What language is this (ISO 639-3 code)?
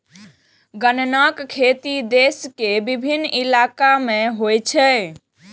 mai